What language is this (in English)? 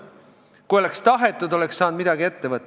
Estonian